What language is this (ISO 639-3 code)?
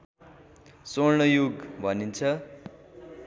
nep